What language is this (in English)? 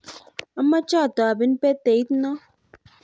Kalenjin